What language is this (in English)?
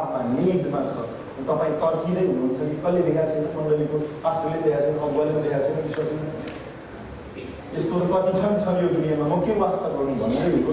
Indonesian